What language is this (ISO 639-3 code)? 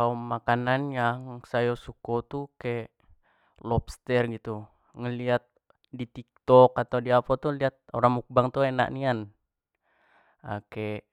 jax